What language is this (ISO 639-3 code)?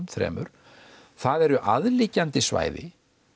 isl